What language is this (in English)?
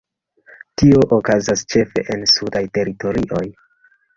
Esperanto